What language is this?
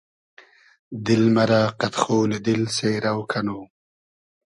Hazaragi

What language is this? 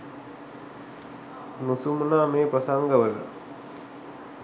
Sinhala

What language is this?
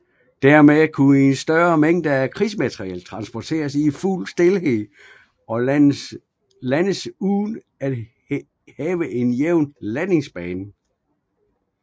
Danish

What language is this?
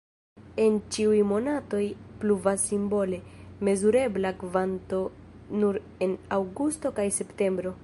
Esperanto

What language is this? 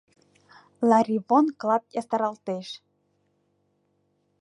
Mari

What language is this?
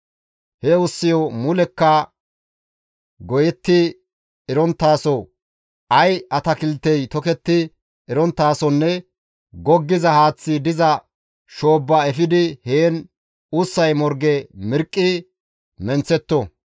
Gamo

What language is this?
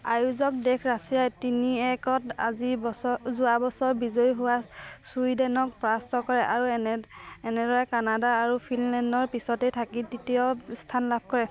Assamese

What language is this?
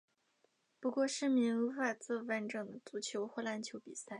Chinese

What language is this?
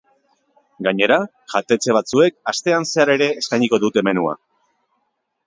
Basque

